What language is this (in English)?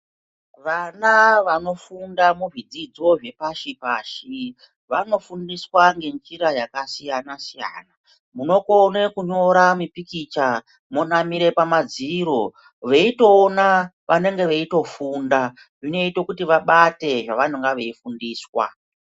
Ndau